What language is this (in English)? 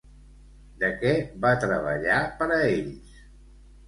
Catalan